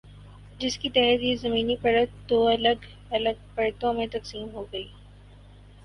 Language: Urdu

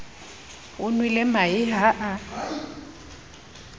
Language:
Southern Sotho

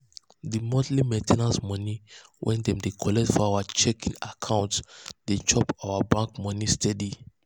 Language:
Nigerian Pidgin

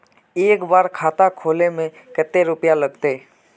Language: Magahi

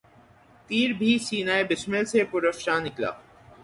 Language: Urdu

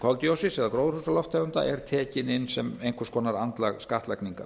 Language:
Icelandic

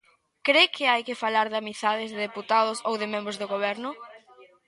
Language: Galician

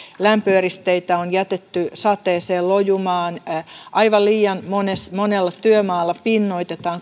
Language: Finnish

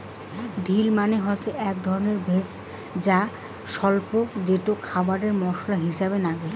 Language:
Bangla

